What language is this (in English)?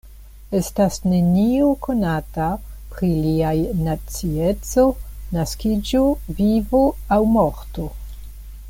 Esperanto